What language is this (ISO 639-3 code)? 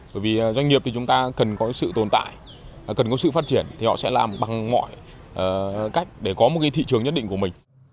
vie